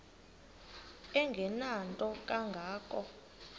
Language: Xhosa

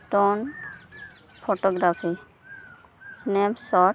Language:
Santali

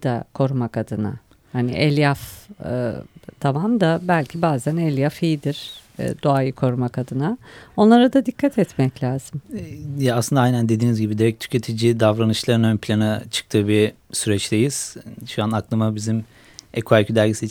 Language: Turkish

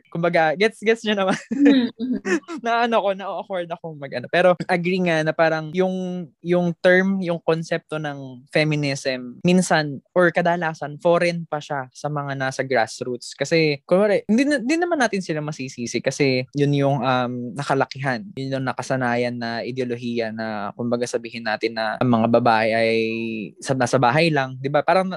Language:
Filipino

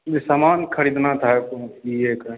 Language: Maithili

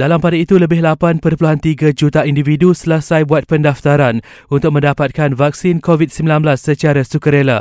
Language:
Malay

